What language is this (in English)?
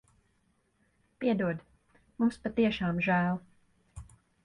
Latvian